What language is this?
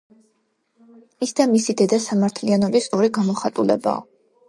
Georgian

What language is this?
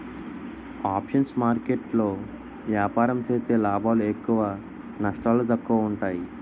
Telugu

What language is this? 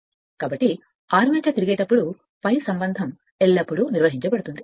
Telugu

